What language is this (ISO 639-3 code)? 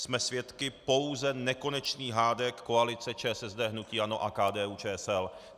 ces